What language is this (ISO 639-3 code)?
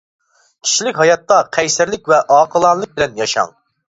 uig